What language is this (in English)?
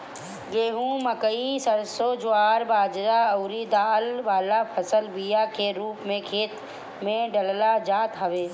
Bhojpuri